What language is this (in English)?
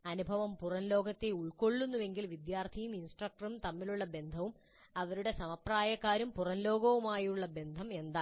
Malayalam